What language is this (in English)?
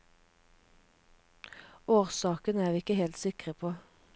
Norwegian